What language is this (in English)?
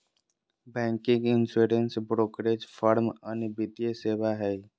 Magahi